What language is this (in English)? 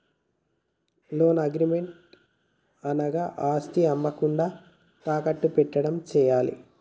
Telugu